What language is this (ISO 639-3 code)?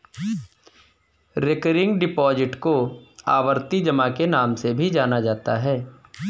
hin